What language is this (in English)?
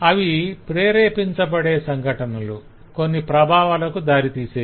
Telugu